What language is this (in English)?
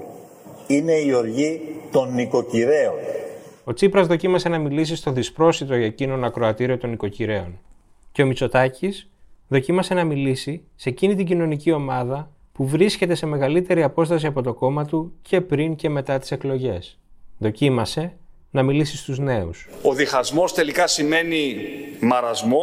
Greek